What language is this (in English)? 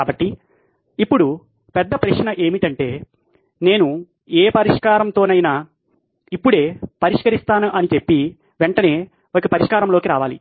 Telugu